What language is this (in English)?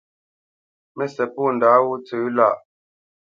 Bamenyam